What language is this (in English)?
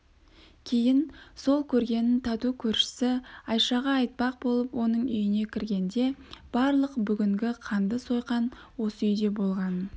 Kazakh